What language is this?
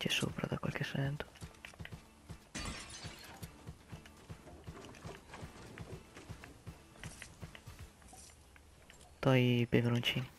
Italian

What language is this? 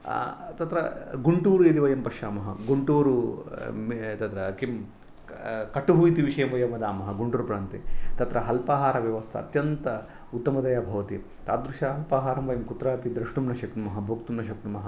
Sanskrit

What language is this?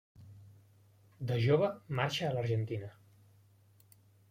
Catalan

